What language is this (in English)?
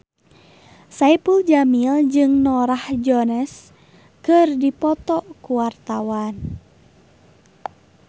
Sundanese